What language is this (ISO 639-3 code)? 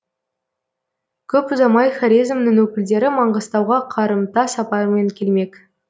kaz